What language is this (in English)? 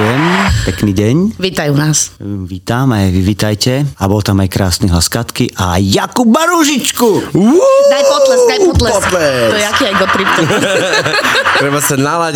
Slovak